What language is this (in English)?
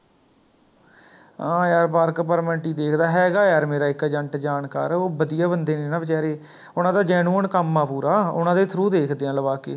Punjabi